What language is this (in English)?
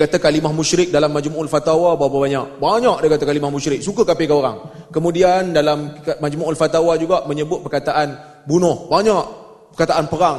Malay